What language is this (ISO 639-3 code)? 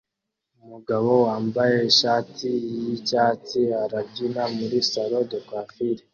kin